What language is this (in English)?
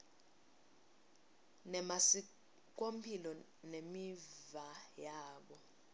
Swati